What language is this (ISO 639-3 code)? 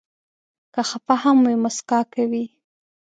pus